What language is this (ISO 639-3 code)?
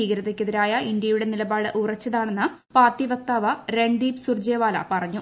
mal